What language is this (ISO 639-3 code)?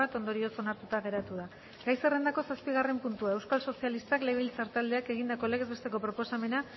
eus